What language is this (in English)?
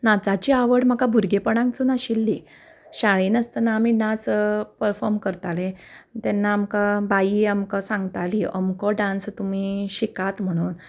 Konkani